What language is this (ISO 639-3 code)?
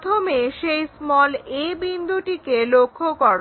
ben